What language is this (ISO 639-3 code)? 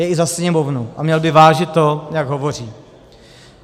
ces